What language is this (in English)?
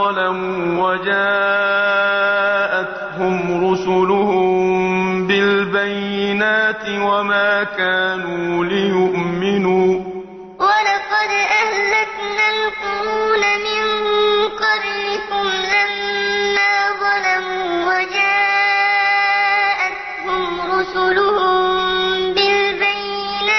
Arabic